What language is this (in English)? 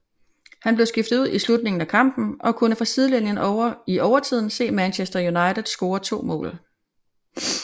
Danish